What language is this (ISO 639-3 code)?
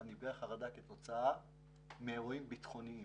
heb